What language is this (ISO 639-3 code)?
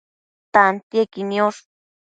mcf